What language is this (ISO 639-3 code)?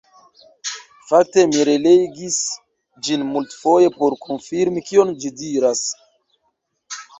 epo